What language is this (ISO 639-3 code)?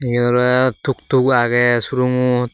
ccp